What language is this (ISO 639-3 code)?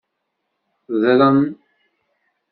kab